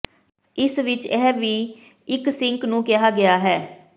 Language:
Punjabi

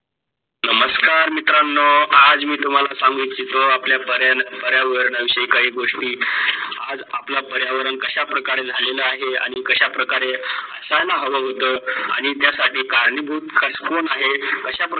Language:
Marathi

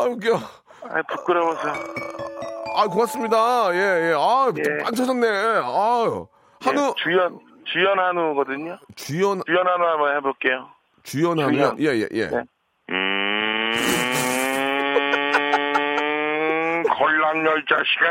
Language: Korean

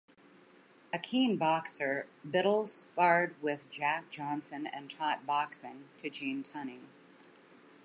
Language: English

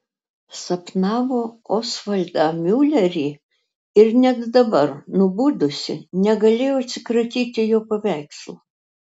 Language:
Lithuanian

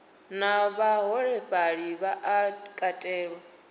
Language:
Venda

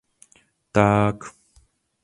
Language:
Czech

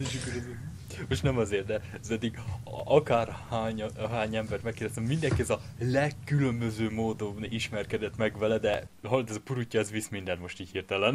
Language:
Hungarian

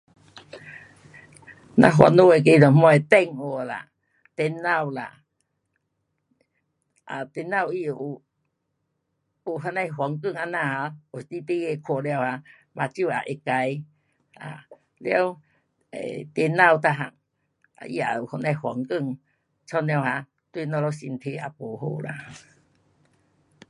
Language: Pu-Xian Chinese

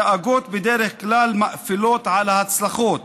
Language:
Hebrew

